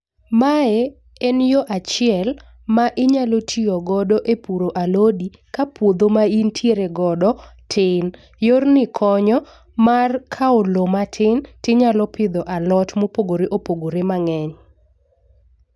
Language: Luo (Kenya and Tanzania)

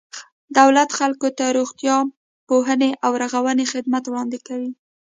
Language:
Pashto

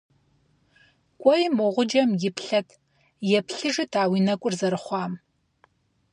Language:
Kabardian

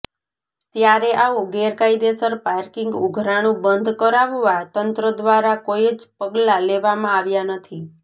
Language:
Gujarati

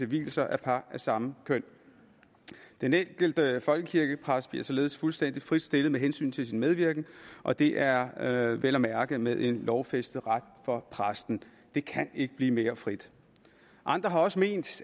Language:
Danish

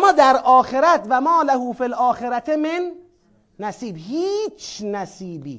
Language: Persian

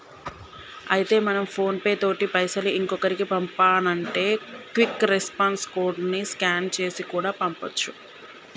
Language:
Telugu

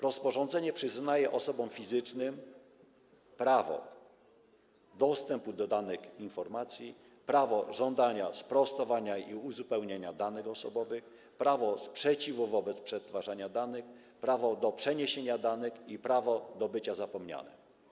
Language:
Polish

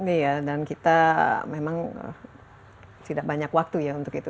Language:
Indonesian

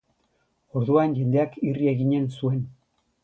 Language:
Basque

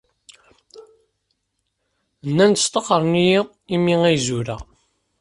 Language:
Kabyle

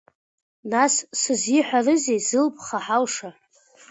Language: Abkhazian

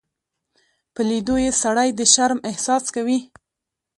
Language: Pashto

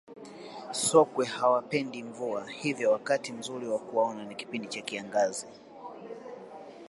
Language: Swahili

